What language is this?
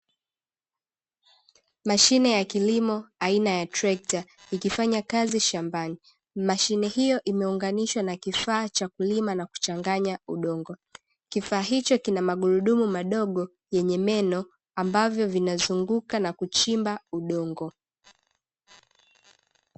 Swahili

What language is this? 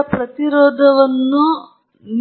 Kannada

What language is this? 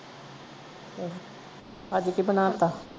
Punjabi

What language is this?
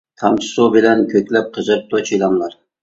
Uyghur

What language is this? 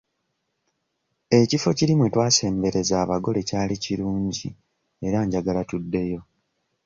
Ganda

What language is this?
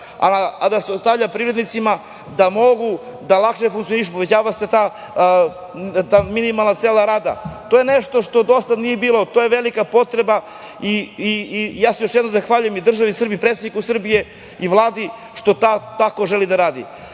Serbian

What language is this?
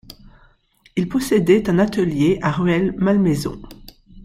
French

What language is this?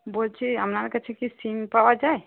Bangla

